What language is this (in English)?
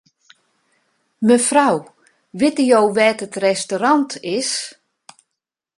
Western Frisian